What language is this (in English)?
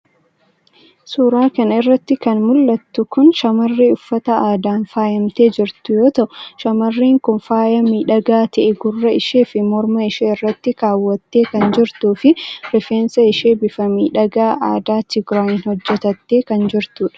Oromo